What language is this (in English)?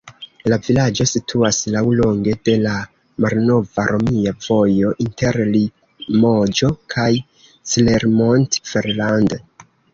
Esperanto